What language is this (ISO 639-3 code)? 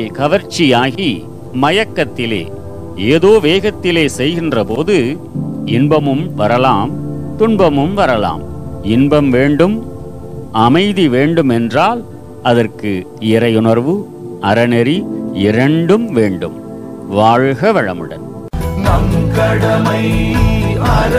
tam